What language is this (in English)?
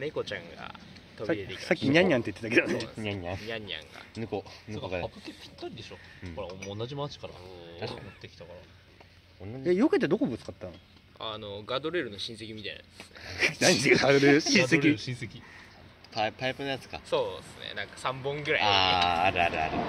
Japanese